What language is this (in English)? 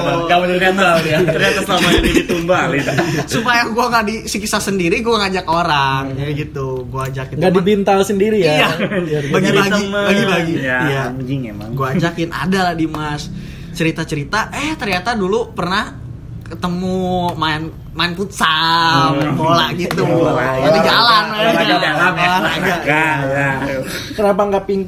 Indonesian